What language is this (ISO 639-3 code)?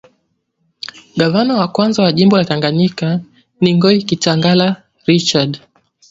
swa